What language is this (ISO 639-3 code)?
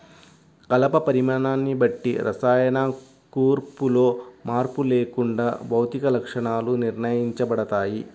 tel